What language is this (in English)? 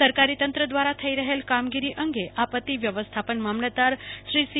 Gujarati